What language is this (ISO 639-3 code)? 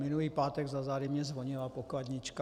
ces